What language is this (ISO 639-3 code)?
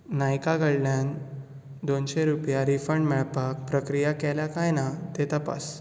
kok